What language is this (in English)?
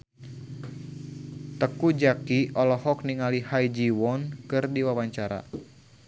Sundanese